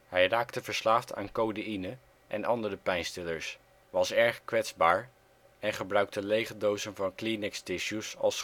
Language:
Dutch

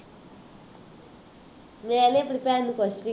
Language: Punjabi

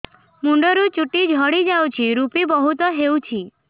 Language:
Odia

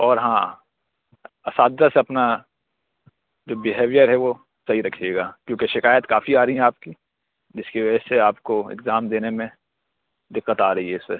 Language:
Urdu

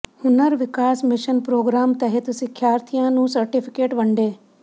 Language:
Punjabi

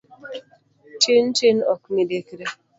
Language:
Luo (Kenya and Tanzania)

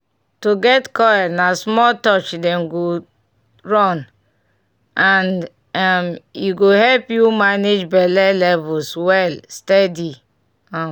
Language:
Nigerian Pidgin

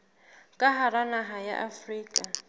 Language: Southern Sotho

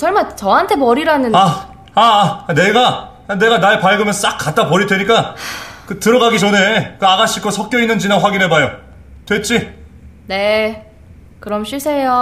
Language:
Korean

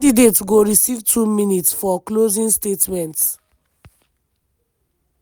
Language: Nigerian Pidgin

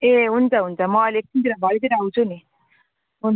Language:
Nepali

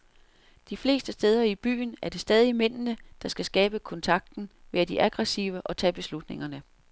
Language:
Danish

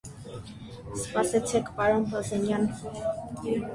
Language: Armenian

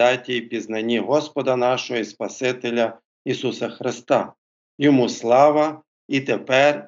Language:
Ukrainian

